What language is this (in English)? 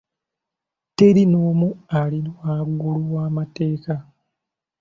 Ganda